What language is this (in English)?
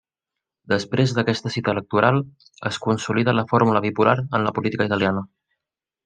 Catalan